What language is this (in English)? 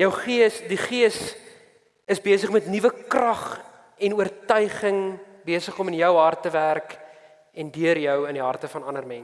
Dutch